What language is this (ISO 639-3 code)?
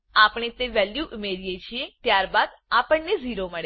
guj